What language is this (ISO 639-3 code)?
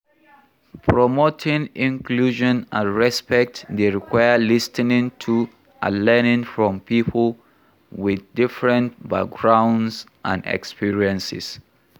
pcm